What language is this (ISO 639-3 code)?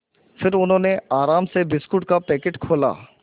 hin